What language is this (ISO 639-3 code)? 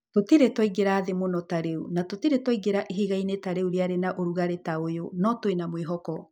kik